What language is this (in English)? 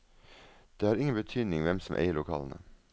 Norwegian